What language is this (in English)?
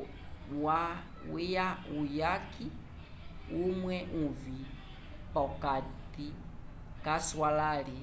Umbundu